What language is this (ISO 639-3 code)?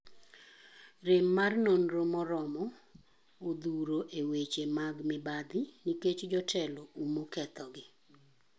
luo